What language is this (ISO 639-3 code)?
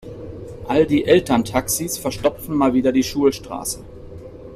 deu